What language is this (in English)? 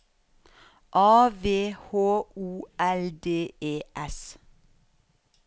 Norwegian